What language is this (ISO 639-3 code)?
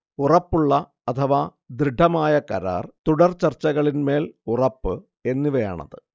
mal